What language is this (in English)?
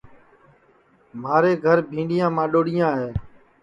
Sansi